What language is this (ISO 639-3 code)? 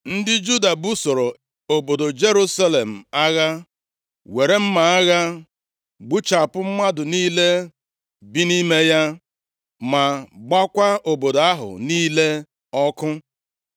ibo